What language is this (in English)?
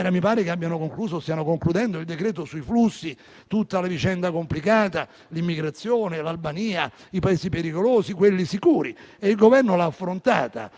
Italian